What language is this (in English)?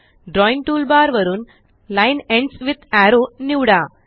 Marathi